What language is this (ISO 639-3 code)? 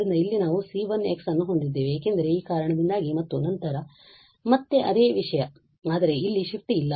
kan